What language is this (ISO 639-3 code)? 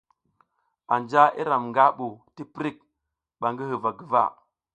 giz